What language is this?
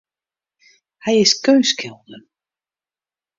Western Frisian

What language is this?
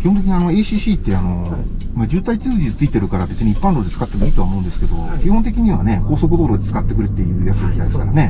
Japanese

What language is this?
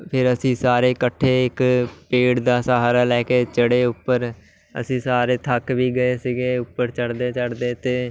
Punjabi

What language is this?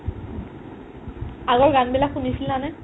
Assamese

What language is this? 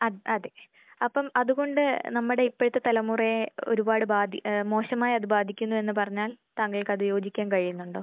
Malayalam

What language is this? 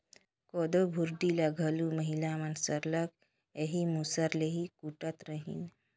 Chhattisgarhi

